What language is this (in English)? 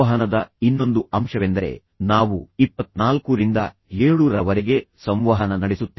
Kannada